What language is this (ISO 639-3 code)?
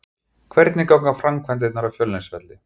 isl